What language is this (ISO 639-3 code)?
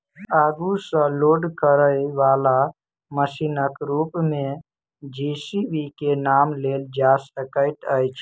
mai